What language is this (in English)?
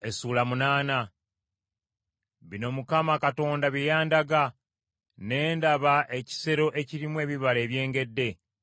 Ganda